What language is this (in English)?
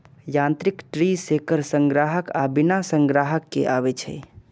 Maithili